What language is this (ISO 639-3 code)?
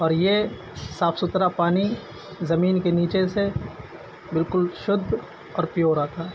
urd